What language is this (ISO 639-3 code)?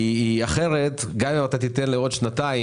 heb